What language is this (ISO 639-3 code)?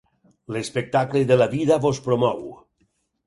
cat